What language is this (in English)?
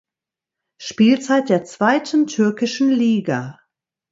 German